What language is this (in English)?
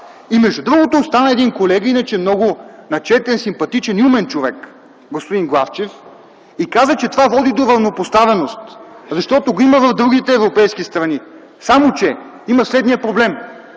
Bulgarian